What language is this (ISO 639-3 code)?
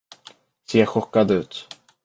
swe